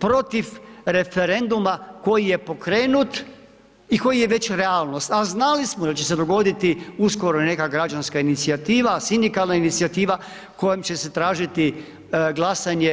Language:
Croatian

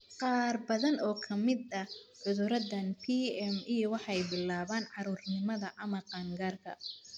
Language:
Somali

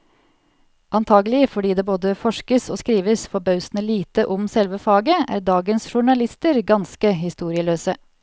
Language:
Norwegian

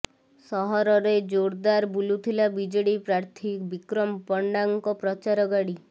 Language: Odia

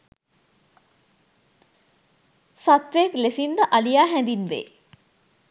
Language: Sinhala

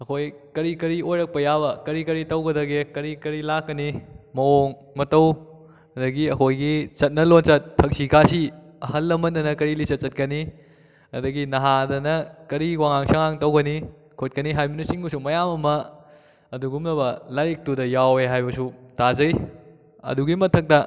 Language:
Manipuri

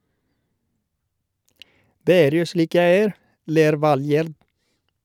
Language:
Norwegian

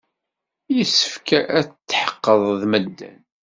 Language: Kabyle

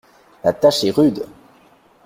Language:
French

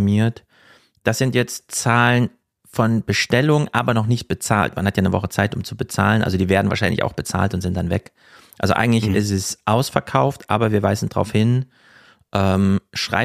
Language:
German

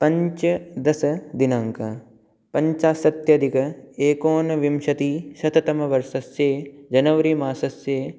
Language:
Sanskrit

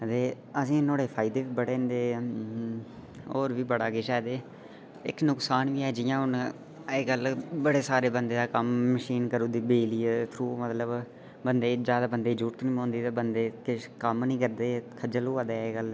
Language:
Dogri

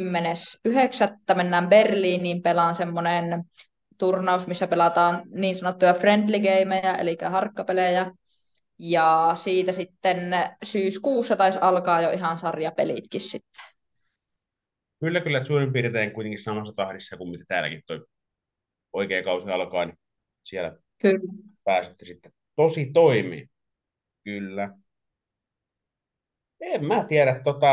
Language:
Finnish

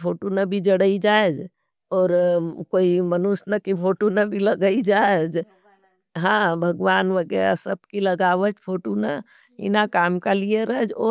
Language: Nimadi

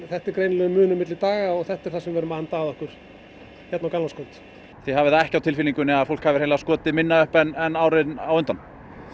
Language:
Icelandic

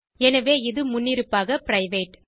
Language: Tamil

